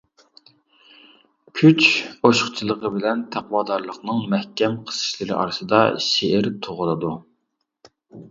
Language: Uyghur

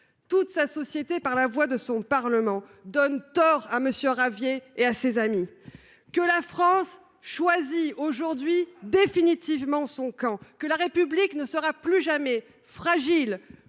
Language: French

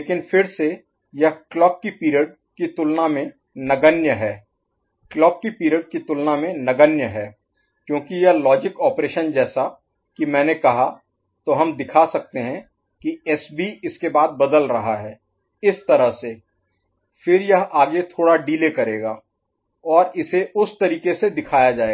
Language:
Hindi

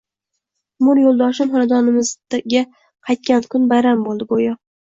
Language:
Uzbek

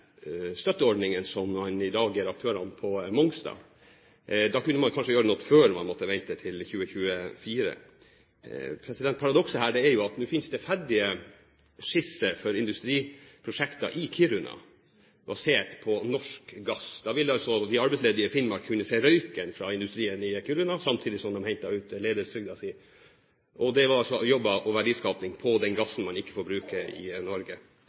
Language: Norwegian Bokmål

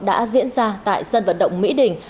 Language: Vietnamese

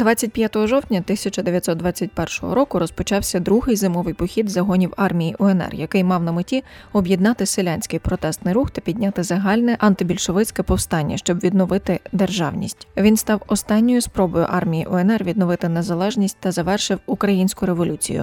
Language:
Ukrainian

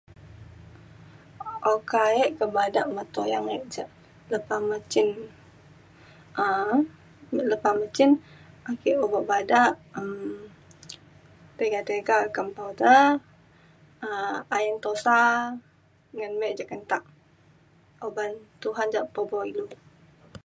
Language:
Mainstream Kenyah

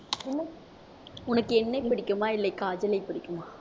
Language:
Tamil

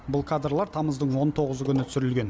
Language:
Kazakh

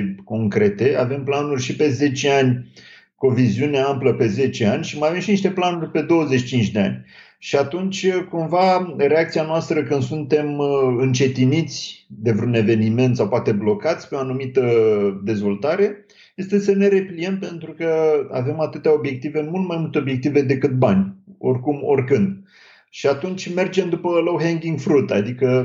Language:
Romanian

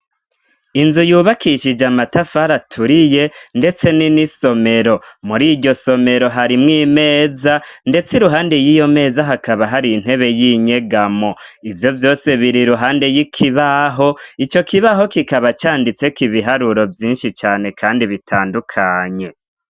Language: Rundi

